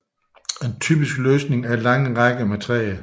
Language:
Danish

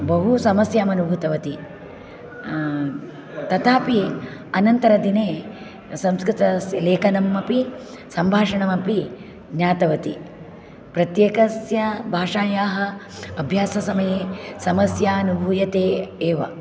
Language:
Sanskrit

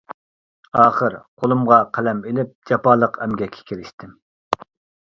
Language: Uyghur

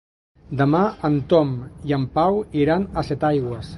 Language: Catalan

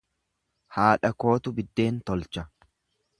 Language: Oromo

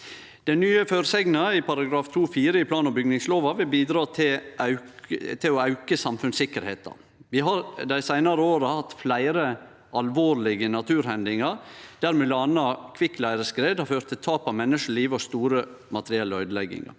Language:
Norwegian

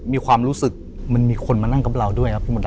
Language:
Thai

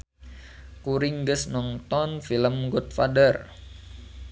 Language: Sundanese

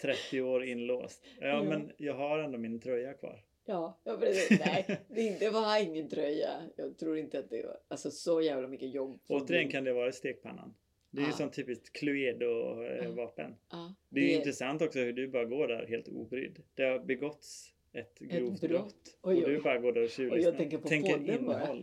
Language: Swedish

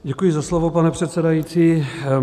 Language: Czech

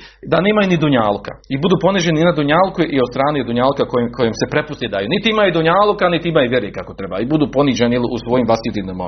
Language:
Croatian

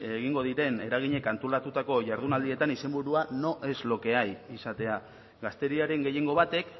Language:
Basque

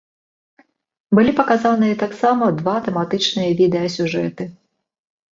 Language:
Belarusian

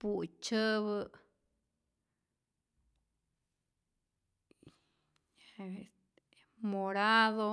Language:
Rayón Zoque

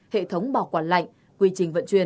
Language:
Vietnamese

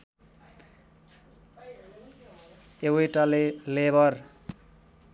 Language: Nepali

